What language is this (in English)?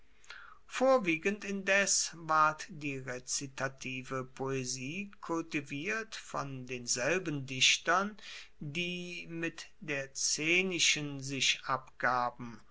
German